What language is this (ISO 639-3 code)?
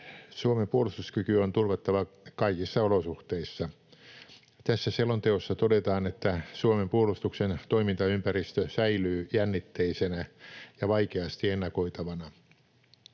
fin